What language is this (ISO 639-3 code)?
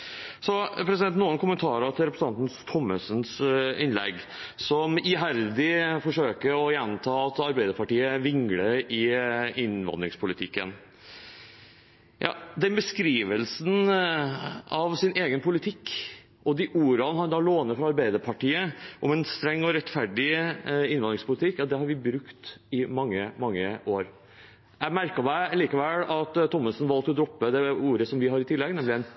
nob